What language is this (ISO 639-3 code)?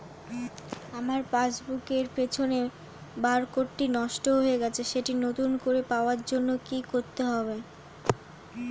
ben